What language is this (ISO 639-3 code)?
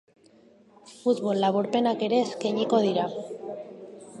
eus